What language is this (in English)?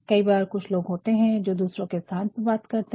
Hindi